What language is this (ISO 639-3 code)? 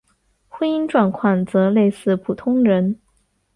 zho